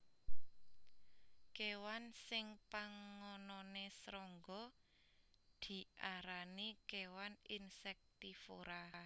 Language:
Javanese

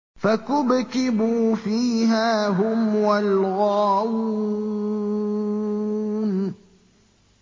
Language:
Arabic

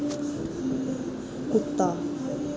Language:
Dogri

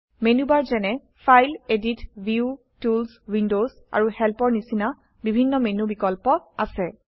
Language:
Assamese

